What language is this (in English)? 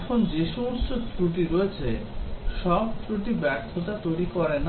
Bangla